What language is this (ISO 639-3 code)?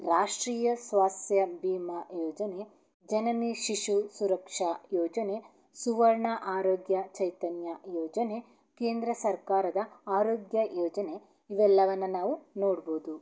kan